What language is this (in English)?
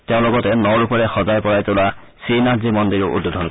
Assamese